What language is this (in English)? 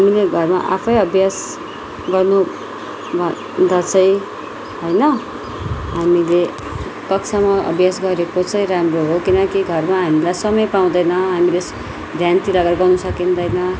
Nepali